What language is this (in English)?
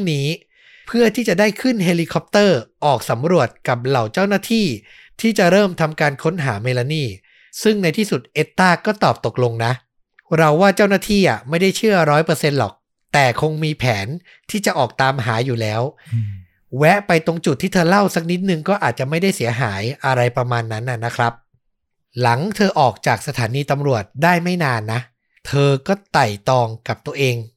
Thai